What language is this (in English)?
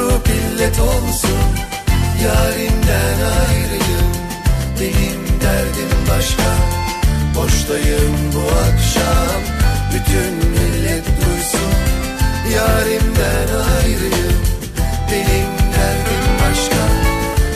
Turkish